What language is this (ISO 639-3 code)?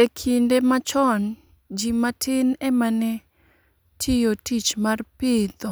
luo